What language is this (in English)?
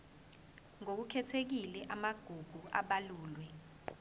Zulu